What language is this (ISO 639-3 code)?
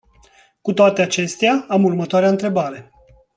ron